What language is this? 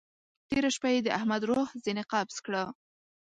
Pashto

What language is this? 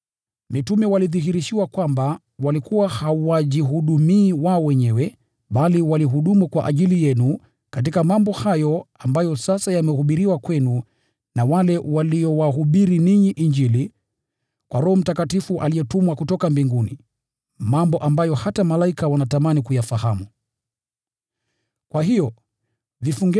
Swahili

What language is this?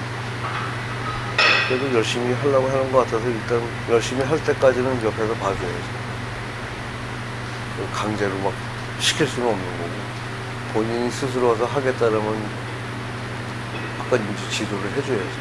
Korean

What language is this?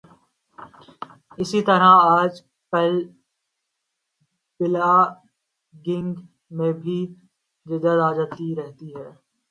Urdu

